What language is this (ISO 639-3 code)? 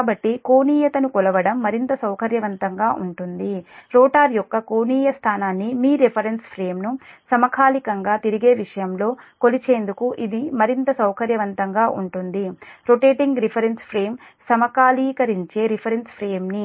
tel